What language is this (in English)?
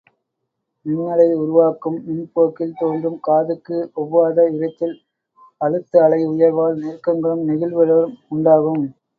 Tamil